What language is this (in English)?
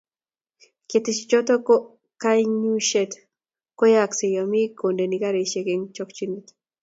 Kalenjin